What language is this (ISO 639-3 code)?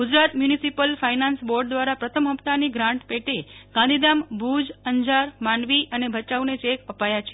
guj